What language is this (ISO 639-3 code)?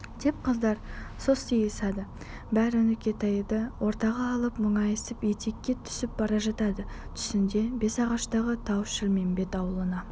kaz